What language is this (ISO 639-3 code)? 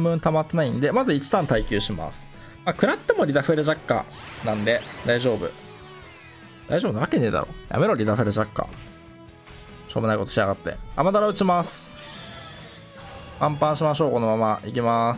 jpn